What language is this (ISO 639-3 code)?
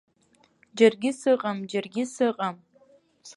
abk